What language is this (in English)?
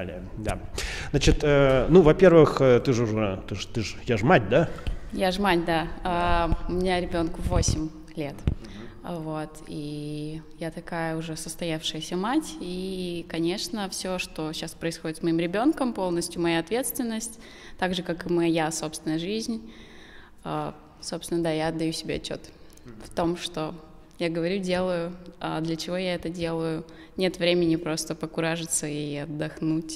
Russian